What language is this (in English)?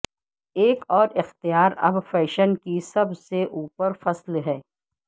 Urdu